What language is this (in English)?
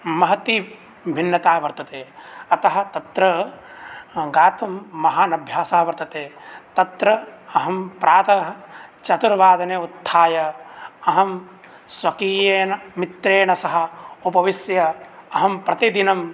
Sanskrit